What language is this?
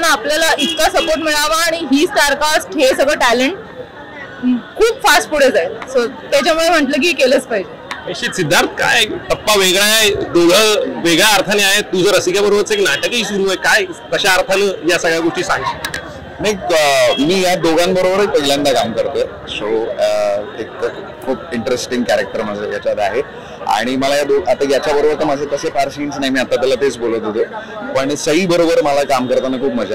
Marathi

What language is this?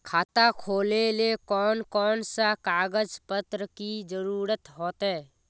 Magahi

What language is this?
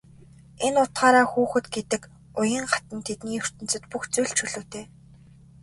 Mongolian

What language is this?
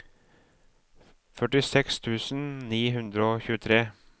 Norwegian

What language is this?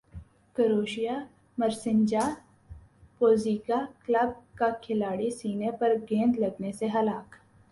Urdu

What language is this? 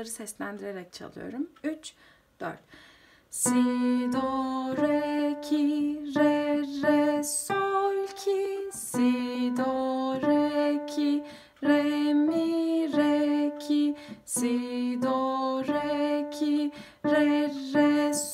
Turkish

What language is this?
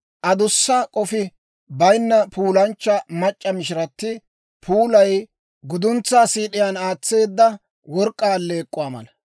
Dawro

